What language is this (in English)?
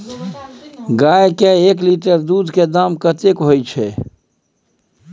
Maithili